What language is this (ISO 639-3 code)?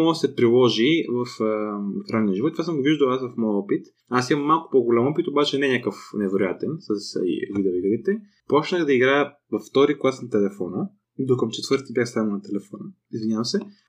bul